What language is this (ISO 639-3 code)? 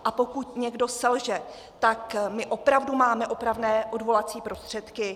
ces